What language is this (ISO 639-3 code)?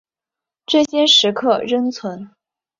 zho